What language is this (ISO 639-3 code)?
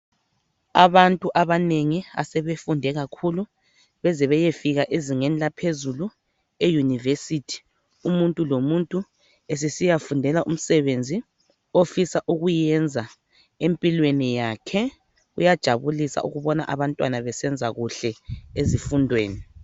nde